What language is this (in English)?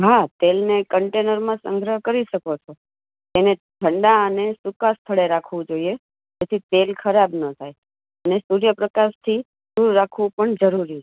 Gujarati